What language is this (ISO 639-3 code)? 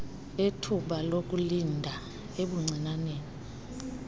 xho